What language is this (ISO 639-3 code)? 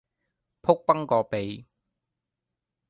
yue